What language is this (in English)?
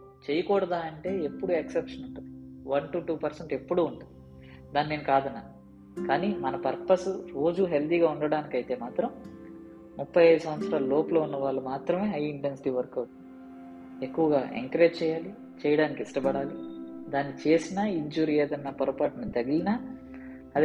Telugu